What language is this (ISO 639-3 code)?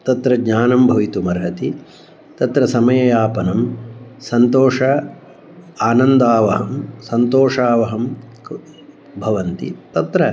san